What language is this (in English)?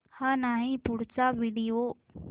Marathi